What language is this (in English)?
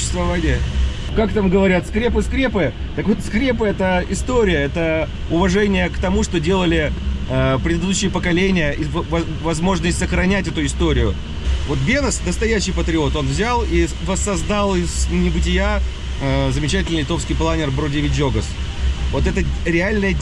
Russian